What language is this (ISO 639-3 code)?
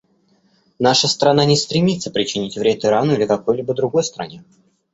rus